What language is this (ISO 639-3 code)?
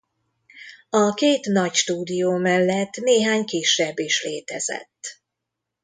hun